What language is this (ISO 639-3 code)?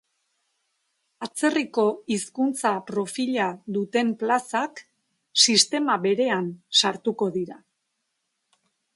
eus